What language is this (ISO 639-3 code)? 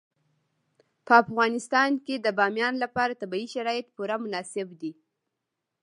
pus